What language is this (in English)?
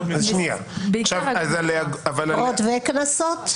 Hebrew